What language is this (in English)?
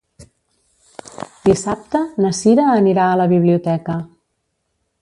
Catalan